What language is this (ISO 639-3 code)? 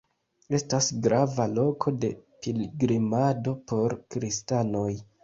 epo